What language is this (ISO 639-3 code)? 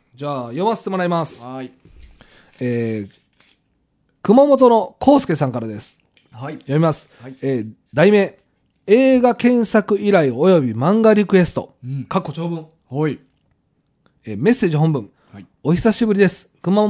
jpn